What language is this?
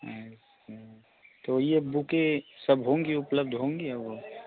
Hindi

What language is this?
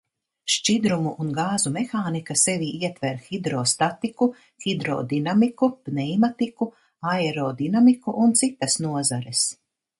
Latvian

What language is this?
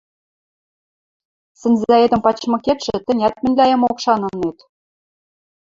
Western Mari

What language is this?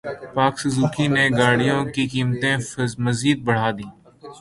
Urdu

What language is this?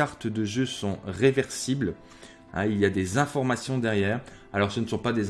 French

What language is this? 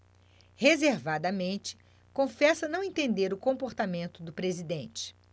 Portuguese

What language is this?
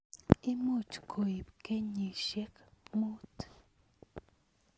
Kalenjin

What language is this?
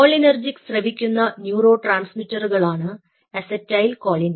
Malayalam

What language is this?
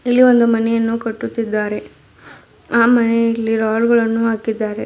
Kannada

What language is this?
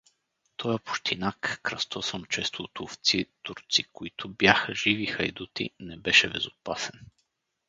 Bulgarian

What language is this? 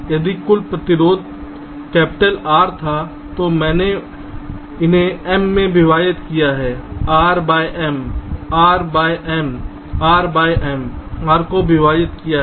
Hindi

